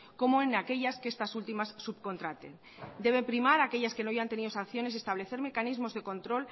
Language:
Spanish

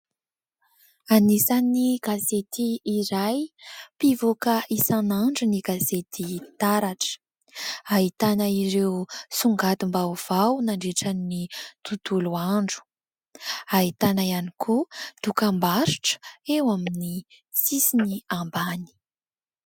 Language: Malagasy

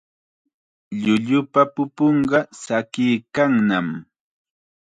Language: Chiquián Ancash Quechua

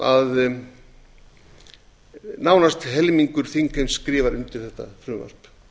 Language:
Icelandic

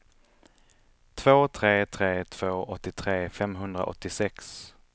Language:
Swedish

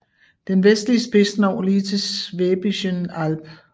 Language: Danish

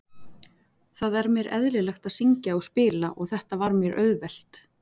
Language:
Icelandic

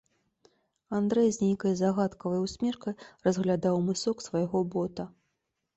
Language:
Belarusian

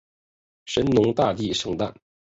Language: Chinese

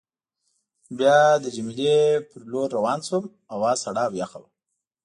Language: Pashto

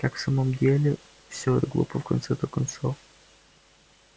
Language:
Russian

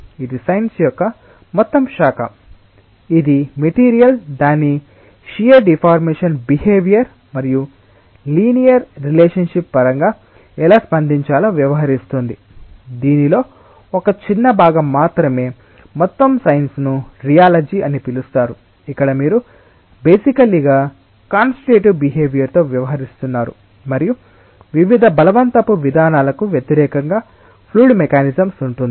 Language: Telugu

